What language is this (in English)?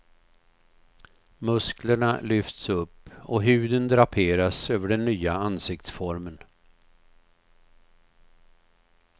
Swedish